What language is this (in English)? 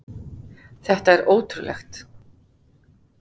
Icelandic